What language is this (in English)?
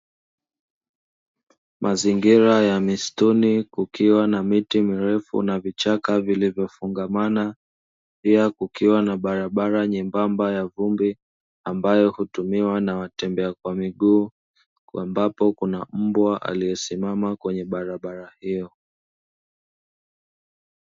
Swahili